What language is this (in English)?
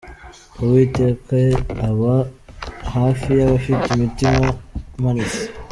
Kinyarwanda